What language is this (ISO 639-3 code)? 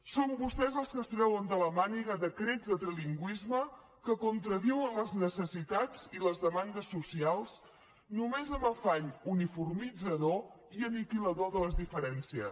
cat